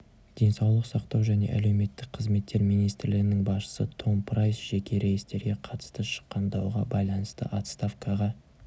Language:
Kazakh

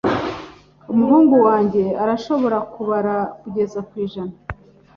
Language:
Kinyarwanda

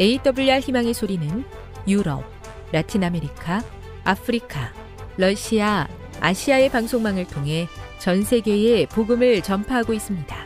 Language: Korean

